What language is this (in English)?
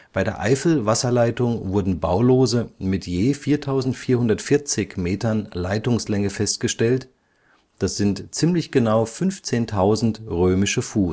German